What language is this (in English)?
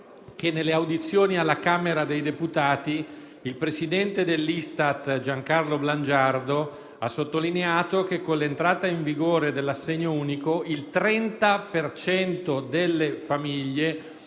Italian